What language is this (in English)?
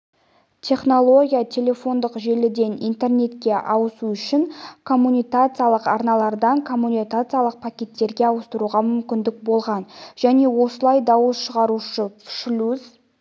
Kazakh